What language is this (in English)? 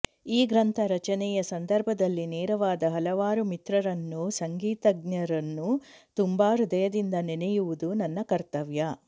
Kannada